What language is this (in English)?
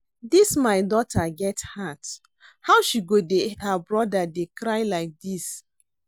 Nigerian Pidgin